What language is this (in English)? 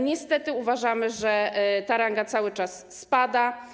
Polish